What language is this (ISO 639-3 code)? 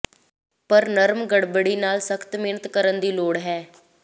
pan